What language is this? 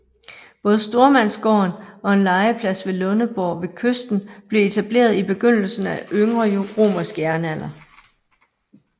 Danish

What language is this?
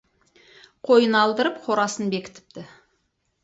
Kazakh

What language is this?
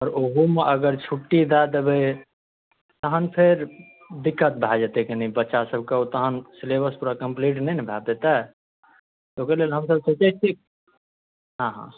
Maithili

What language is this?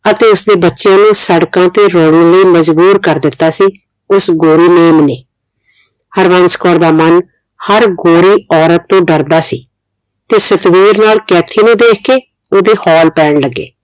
Punjabi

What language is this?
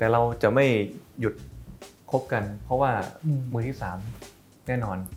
Thai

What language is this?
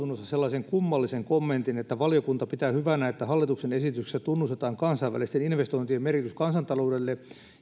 Finnish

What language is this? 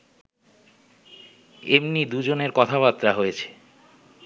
Bangla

